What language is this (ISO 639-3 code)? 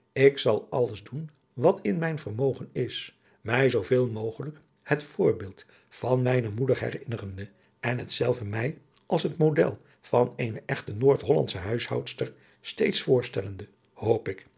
nld